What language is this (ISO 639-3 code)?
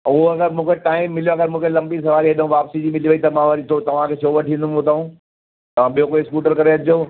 snd